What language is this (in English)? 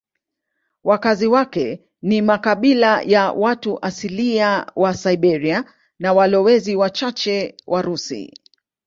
Swahili